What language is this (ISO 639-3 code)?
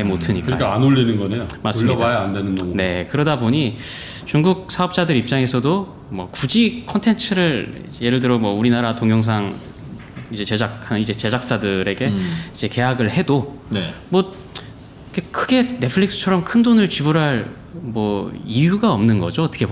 kor